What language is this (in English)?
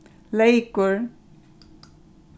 Faroese